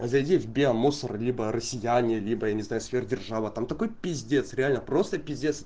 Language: Russian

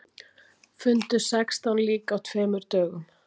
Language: Icelandic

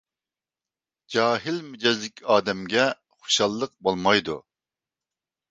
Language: Uyghur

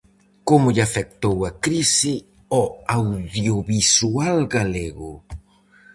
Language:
Galician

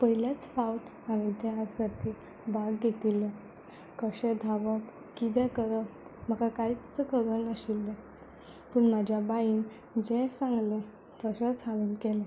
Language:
Konkani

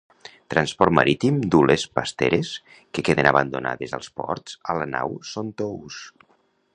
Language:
Catalan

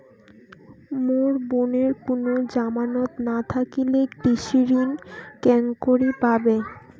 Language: Bangla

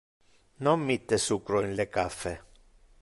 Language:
Interlingua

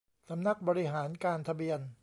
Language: Thai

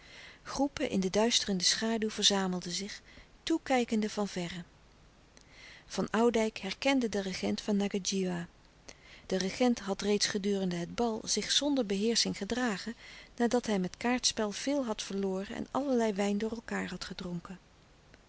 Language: Dutch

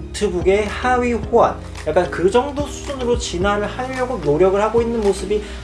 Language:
Korean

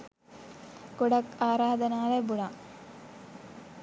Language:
Sinhala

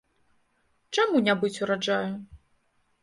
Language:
Belarusian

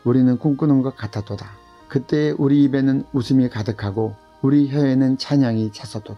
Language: Korean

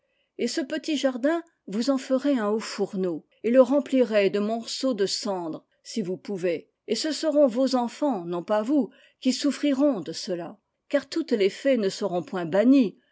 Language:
French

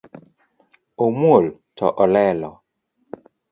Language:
Luo (Kenya and Tanzania)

